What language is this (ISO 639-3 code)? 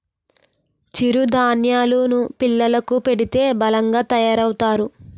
tel